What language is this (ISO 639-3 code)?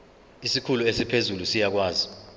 zul